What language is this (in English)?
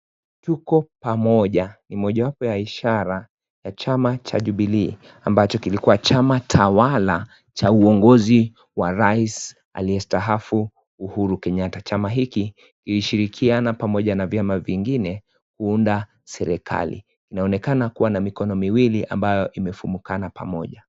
Swahili